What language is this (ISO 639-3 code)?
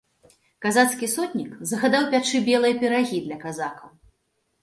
bel